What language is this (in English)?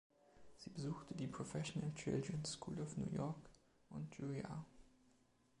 German